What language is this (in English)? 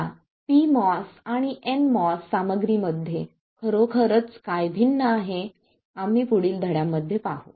Marathi